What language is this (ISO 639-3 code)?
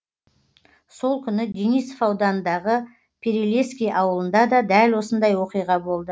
kaz